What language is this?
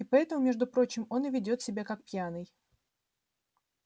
Russian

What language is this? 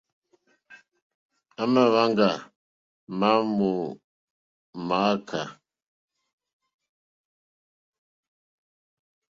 Mokpwe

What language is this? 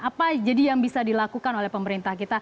Indonesian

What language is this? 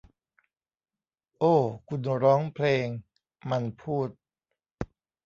Thai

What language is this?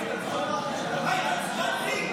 Hebrew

